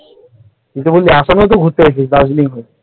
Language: Bangla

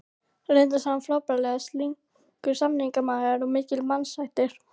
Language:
Icelandic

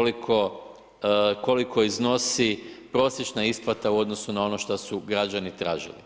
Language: Croatian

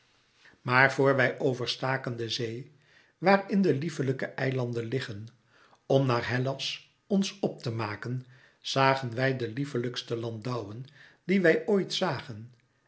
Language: Dutch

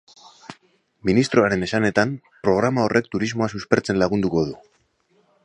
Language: Basque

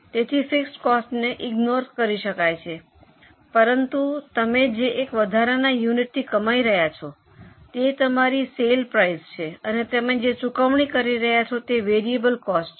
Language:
Gujarati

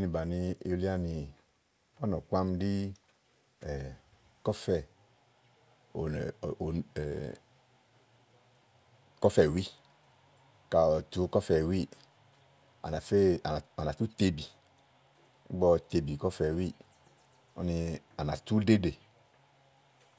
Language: Igo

